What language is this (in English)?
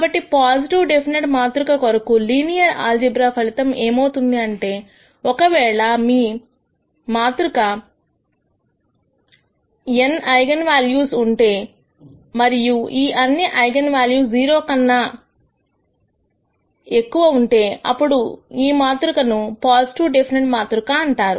Telugu